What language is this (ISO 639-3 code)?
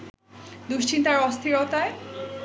ben